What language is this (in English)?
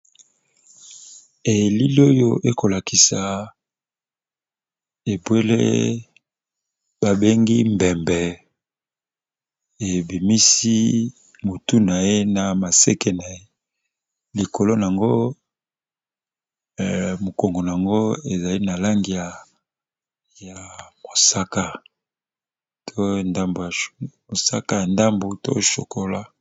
Lingala